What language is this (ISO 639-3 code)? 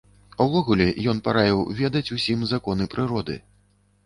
bel